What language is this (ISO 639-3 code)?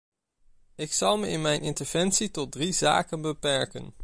nld